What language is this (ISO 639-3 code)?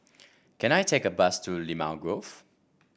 eng